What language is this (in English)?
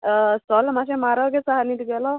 Konkani